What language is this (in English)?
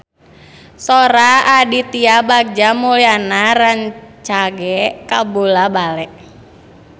Sundanese